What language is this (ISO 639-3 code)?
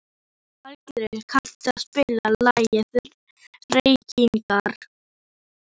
isl